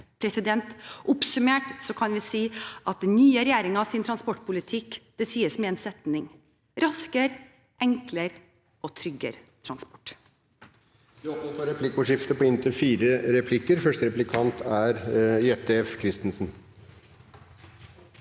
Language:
Norwegian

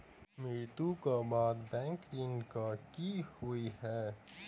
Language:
Maithili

